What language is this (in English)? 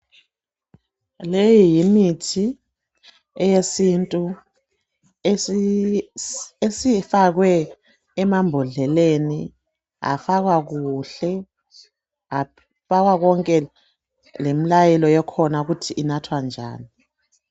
North Ndebele